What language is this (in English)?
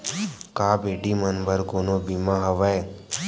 Chhattisgarhi